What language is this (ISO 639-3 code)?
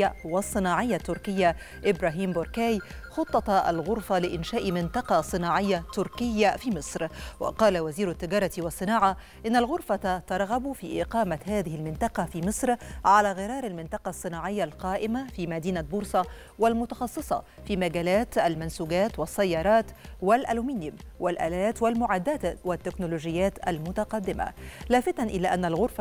ara